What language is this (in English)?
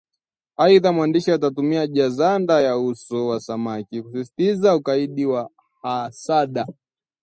Swahili